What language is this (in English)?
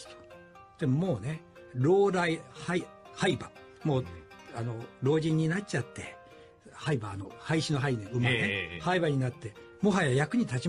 Japanese